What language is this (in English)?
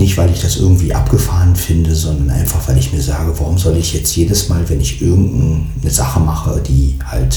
German